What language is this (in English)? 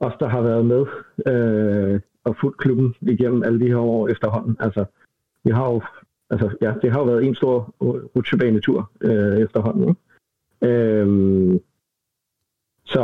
Danish